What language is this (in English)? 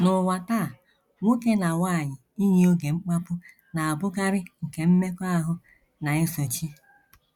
Igbo